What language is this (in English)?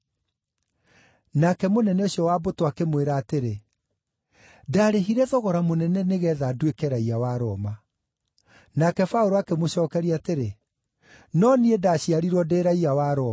Kikuyu